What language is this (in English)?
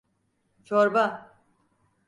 Turkish